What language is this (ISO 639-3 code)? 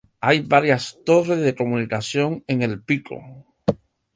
spa